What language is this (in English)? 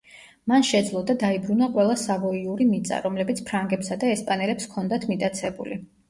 Georgian